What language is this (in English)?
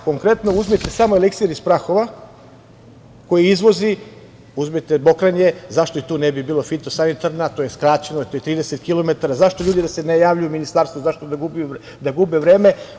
Serbian